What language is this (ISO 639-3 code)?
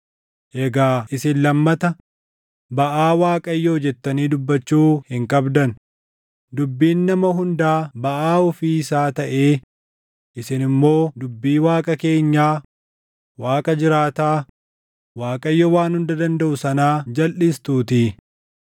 orm